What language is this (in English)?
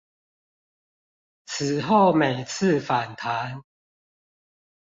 Chinese